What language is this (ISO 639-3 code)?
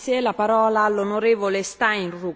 deu